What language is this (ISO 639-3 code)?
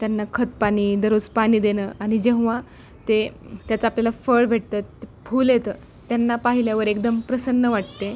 mar